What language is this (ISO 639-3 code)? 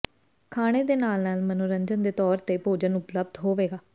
pan